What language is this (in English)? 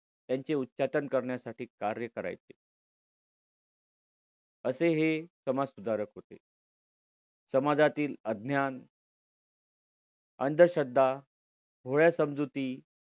Marathi